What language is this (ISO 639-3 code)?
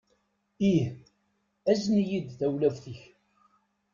kab